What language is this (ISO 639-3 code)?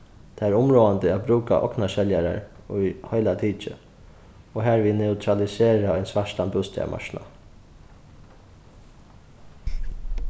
fao